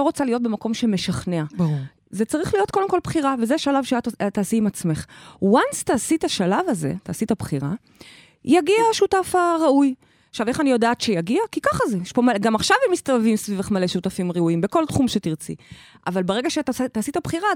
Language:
Hebrew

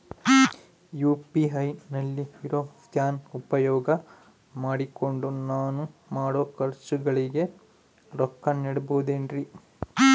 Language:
Kannada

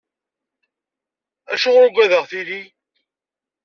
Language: Kabyle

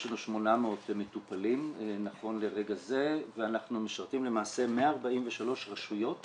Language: Hebrew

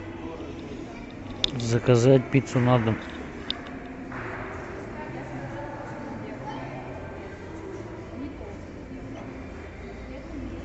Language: Russian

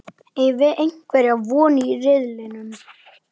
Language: Icelandic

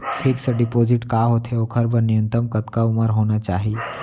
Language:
Chhattisgarhi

